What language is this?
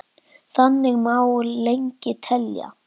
Icelandic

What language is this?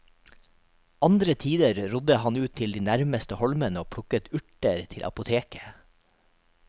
Norwegian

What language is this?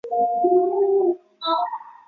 Chinese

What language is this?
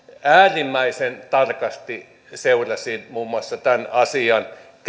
Finnish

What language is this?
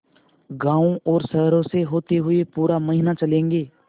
Hindi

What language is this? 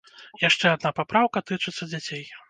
Belarusian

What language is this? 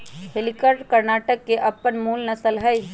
Magahi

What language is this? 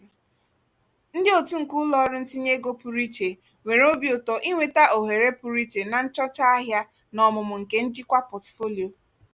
Igbo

